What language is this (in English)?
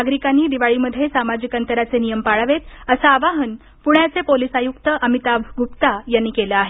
Marathi